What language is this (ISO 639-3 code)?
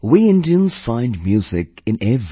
eng